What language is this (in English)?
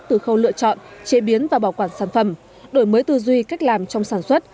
Vietnamese